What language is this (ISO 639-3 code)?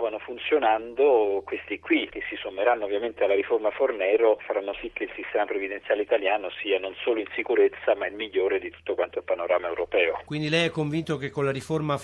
ita